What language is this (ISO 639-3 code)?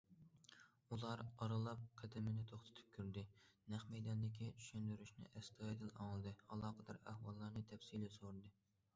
uig